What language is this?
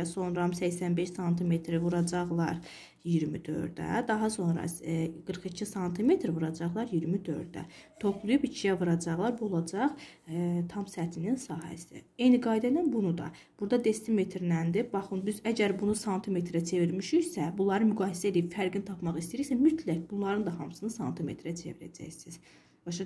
Turkish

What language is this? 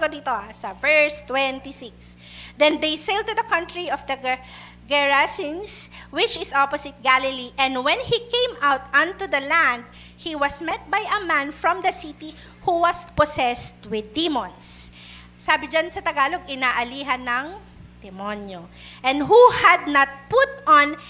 Filipino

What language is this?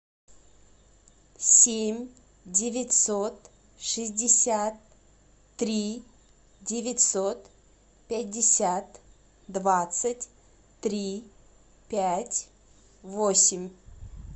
Russian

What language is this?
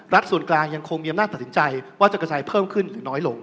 Thai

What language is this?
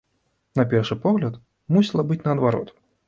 Belarusian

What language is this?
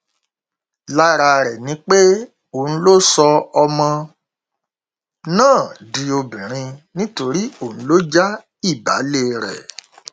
Yoruba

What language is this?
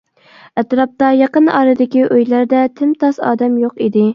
Uyghur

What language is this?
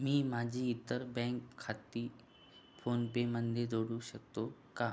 Marathi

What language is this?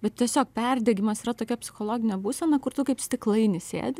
Lithuanian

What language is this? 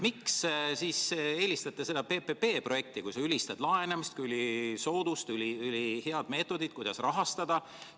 Estonian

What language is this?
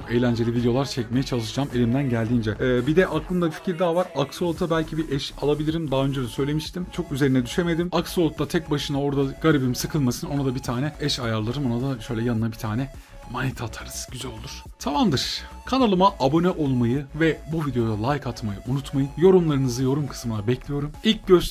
Turkish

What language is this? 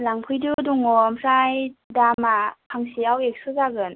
Bodo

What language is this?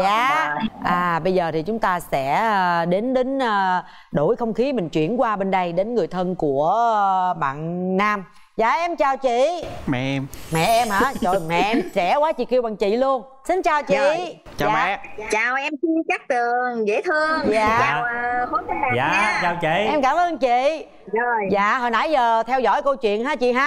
Vietnamese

